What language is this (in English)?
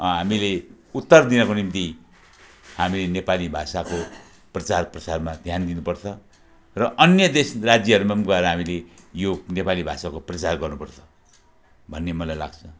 Nepali